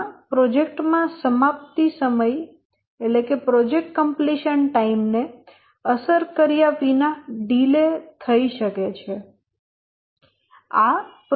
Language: Gujarati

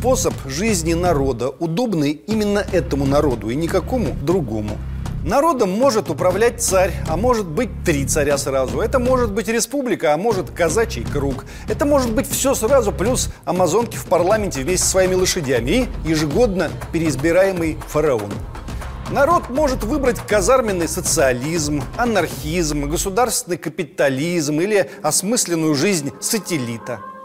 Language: Russian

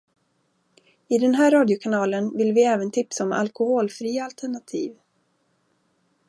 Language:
Swedish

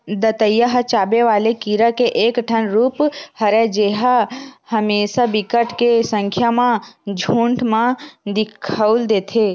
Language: Chhattisgarhi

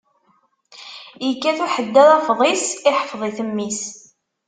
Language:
Kabyle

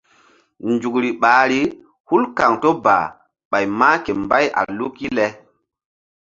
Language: Mbum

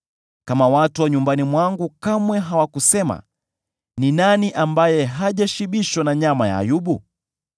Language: Swahili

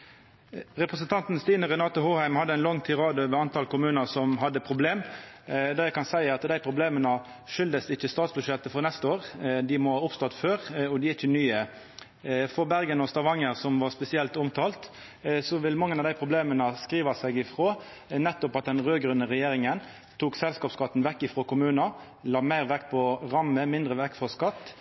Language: Norwegian Nynorsk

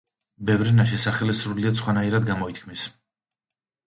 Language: Georgian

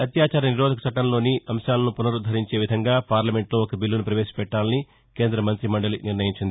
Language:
Telugu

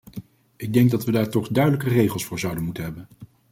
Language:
Dutch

